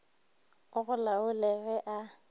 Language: Northern Sotho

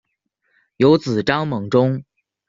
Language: Chinese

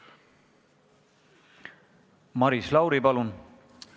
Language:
Estonian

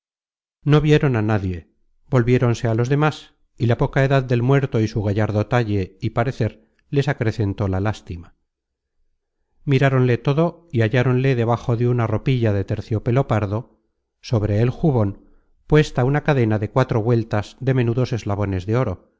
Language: Spanish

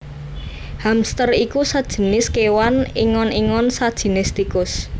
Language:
Javanese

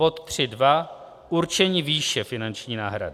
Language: Czech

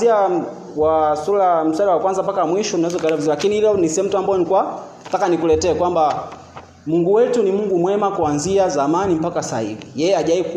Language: Swahili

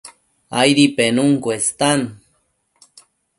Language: Matsés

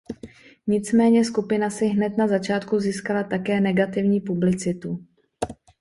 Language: Czech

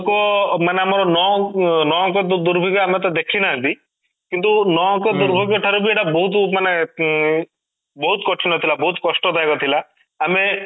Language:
Odia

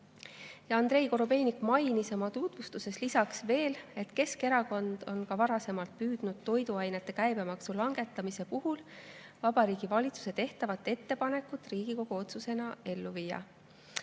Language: Estonian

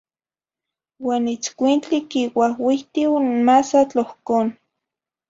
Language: Zacatlán-Ahuacatlán-Tepetzintla Nahuatl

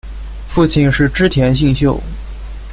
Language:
Chinese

